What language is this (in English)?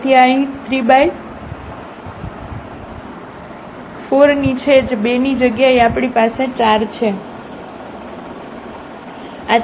Gujarati